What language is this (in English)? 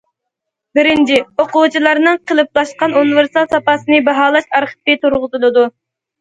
Uyghur